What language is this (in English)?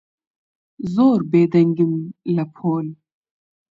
Central Kurdish